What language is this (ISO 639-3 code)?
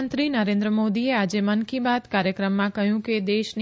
guj